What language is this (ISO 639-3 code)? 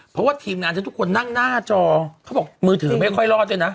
tha